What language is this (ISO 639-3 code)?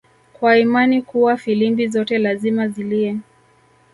swa